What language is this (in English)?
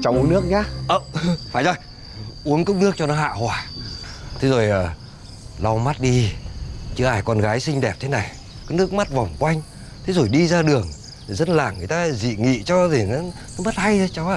Vietnamese